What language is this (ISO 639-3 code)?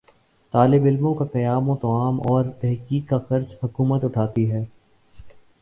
urd